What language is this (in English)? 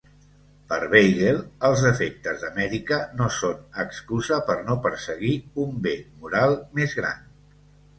Catalan